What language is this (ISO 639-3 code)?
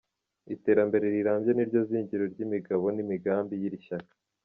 kin